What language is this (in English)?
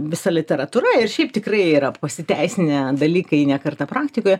Lithuanian